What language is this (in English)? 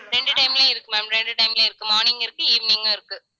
Tamil